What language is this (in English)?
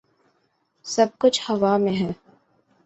Urdu